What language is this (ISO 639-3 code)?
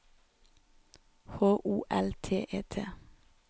nor